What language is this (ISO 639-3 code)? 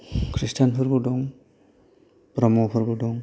brx